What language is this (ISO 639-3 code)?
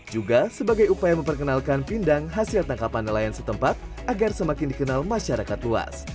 ind